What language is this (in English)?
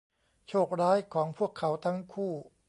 Thai